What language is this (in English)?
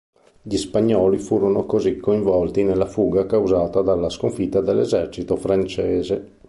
Italian